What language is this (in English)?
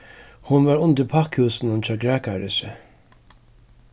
Faroese